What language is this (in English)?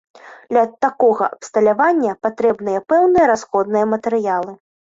Belarusian